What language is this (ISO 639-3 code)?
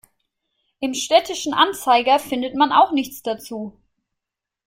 deu